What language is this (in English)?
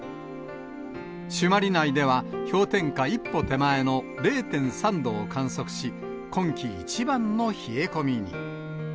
Japanese